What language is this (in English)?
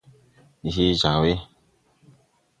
Tupuri